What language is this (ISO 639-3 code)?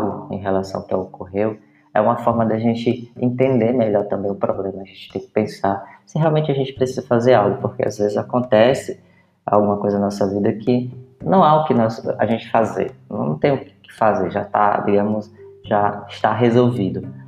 por